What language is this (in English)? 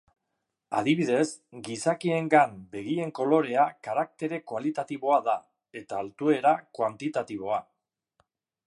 Basque